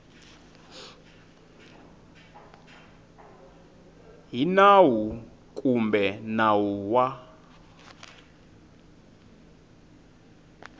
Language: Tsonga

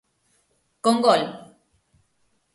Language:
Galician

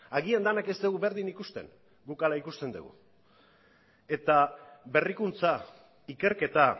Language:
Basque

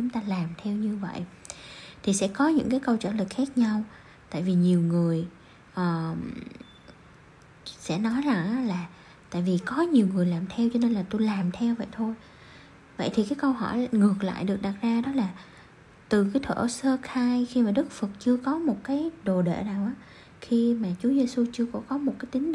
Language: Vietnamese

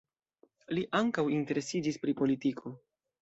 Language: Esperanto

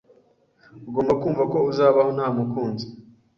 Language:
Kinyarwanda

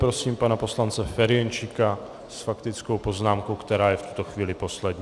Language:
Czech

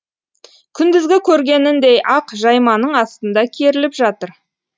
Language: Kazakh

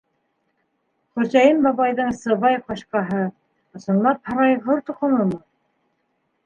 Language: Bashkir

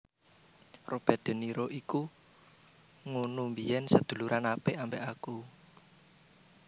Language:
Javanese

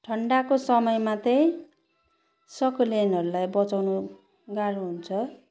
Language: Nepali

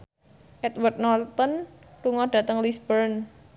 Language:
Javanese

